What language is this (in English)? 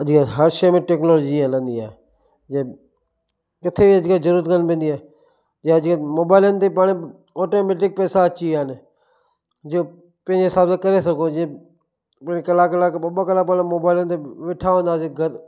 Sindhi